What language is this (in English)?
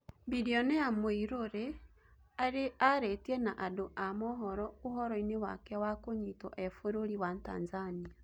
Kikuyu